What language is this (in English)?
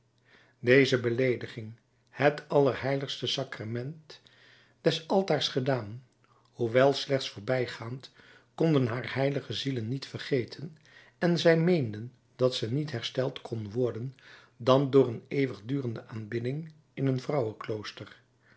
Dutch